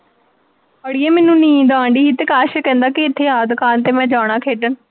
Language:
Punjabi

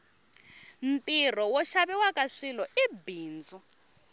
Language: Tsonga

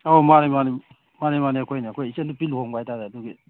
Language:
Manipuri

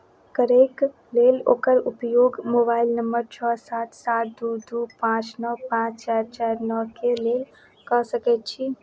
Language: Maithili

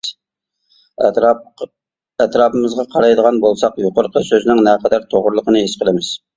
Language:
Uyghur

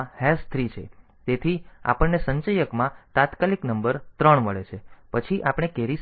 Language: Gujarati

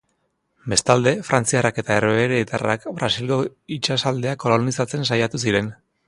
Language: Basque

